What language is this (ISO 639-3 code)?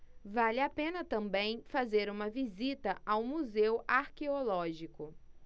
por